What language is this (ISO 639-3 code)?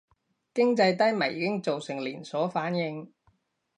yue